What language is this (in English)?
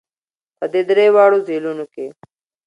Pashto